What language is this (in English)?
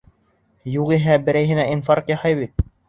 Bashkir